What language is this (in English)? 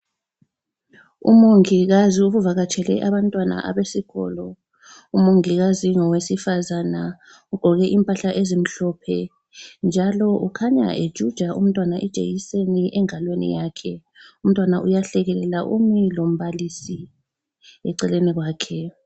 North Ndebele